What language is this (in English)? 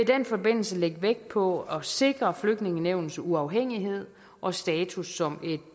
Danish